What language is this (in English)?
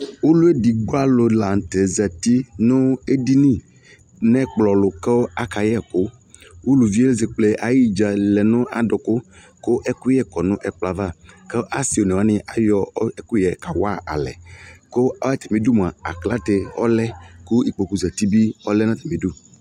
Ikposo